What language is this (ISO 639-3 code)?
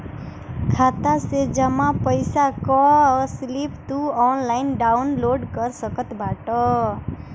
bho